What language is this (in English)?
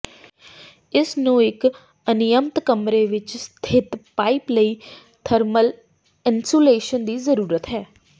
Punjabi